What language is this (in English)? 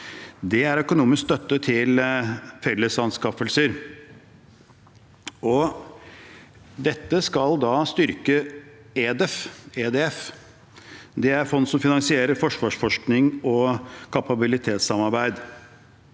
Norwegian